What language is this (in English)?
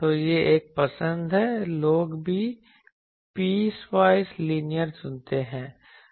Hindi